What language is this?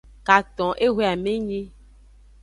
Aja (Benin)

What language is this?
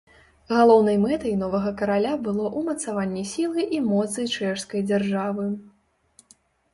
Belarusian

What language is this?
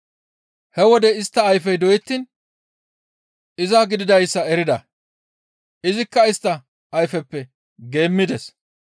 Gamo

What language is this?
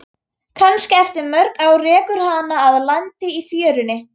Icelandic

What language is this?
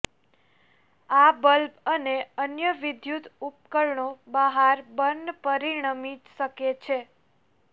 Gujarati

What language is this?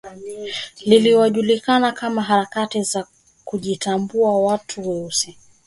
Swahili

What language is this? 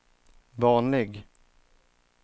Swedish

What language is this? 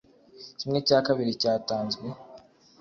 Kinyarwanda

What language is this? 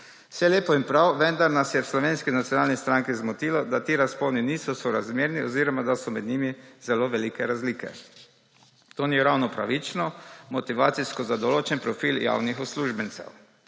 Slovenian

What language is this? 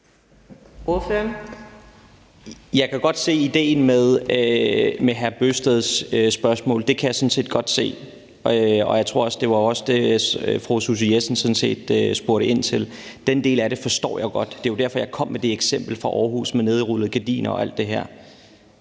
Danish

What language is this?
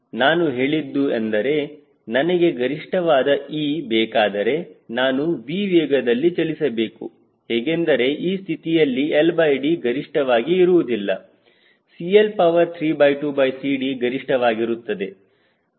Kannada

